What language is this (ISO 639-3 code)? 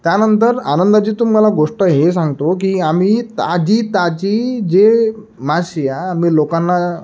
mar